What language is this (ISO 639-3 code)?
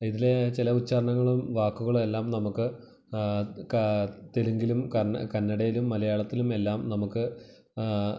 mal